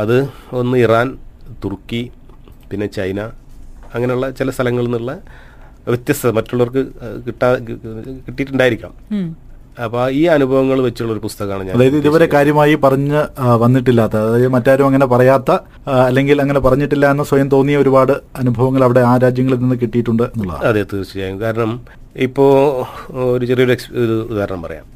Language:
Malayalam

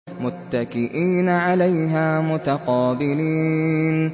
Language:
Arabic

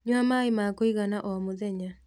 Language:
Kikuyu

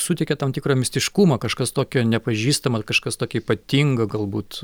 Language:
Lithuanian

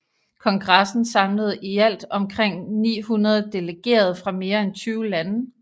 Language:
Danish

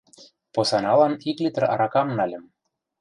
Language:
Mari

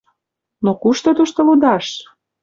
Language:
Mari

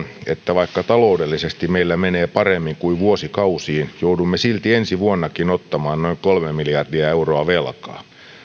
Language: Finnish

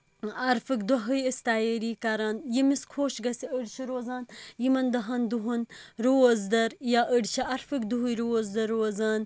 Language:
Kashmiri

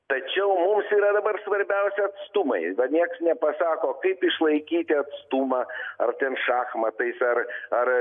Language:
Lithuanian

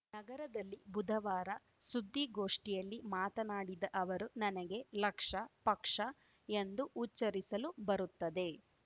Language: Kannada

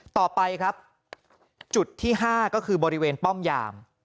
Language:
Thai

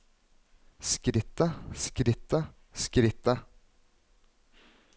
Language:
Norwegian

